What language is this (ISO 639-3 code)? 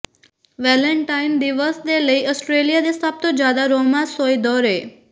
pan